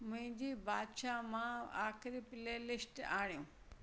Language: Sindhi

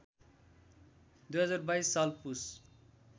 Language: Nepali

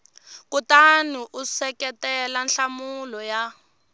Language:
Tsonga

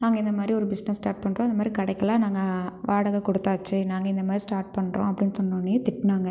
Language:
Tamil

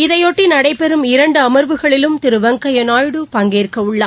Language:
Tamil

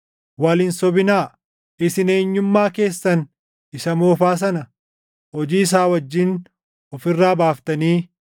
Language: Oromo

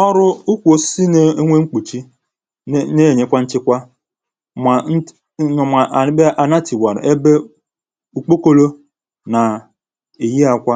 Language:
Igbo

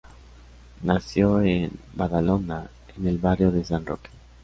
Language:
Spanish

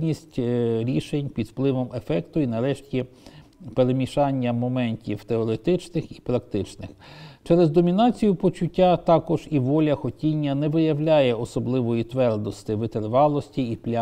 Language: Ukrainian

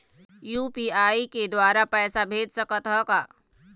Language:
Chhattisgarhi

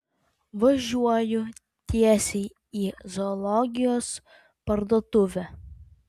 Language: Lithuanian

